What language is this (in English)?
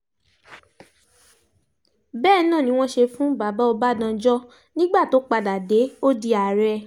Yoruba